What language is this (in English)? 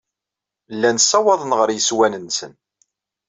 Kabyle